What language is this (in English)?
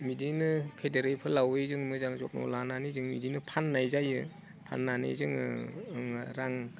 Bodo